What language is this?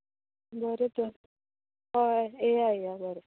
Konkani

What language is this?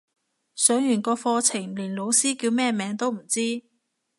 Cantonese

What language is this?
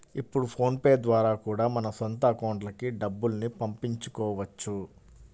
Telugu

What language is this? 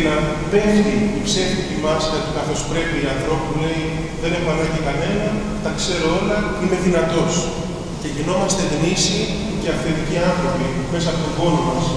Greek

